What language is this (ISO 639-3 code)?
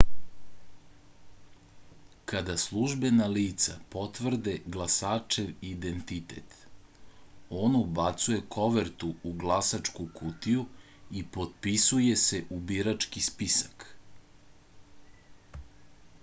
srp